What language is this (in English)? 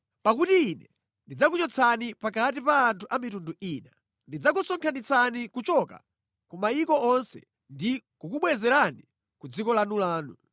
Nyanja